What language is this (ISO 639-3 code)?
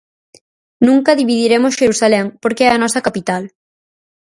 glg